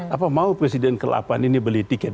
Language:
Indonesian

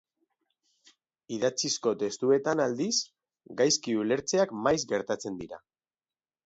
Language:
Basque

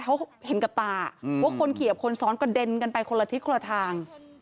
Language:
Thai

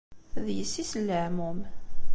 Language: Kabyle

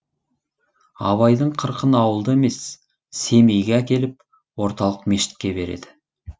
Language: Kazakh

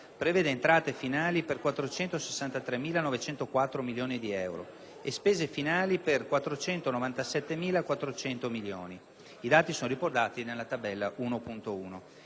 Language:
Italian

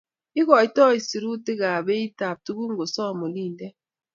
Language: Kalenjin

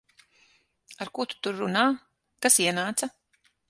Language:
Latvian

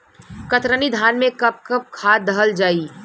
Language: Bhojpuri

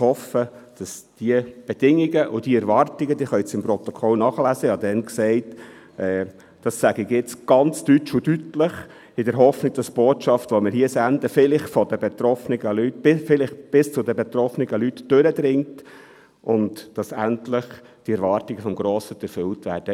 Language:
Swiss German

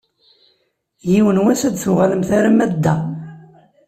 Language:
Kabyle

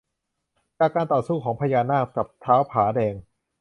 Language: Thai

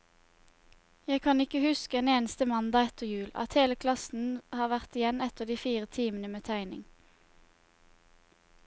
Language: Norwegian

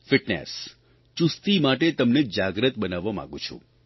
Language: Gujarati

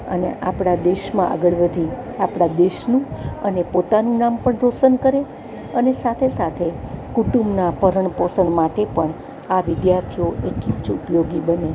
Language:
Gujarati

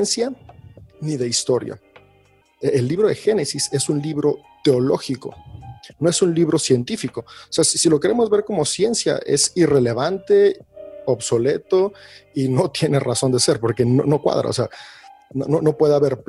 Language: Spanish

